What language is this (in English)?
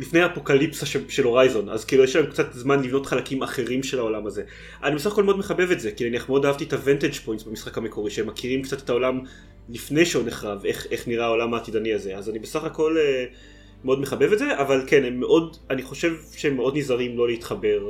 Hebrew